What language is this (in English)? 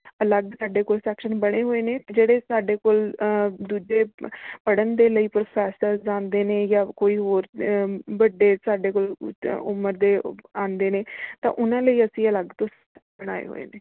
Punjabi